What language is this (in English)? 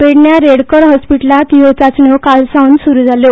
Konkani